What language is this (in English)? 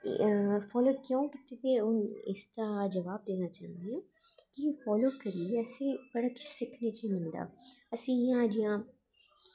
Dogri